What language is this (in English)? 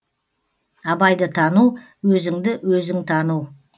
Kazakh